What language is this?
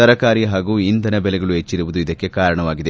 Kannada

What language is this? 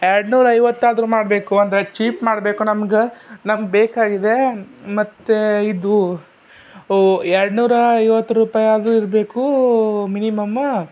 Kannada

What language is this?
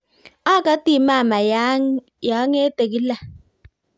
Kalenjin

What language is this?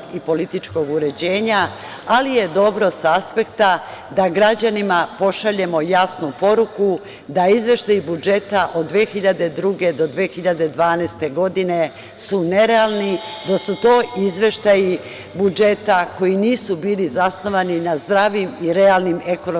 Serbian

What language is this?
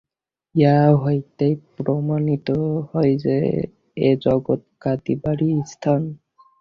Bangla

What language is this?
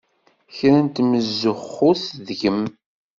Kabyle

